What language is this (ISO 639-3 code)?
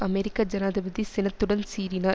tam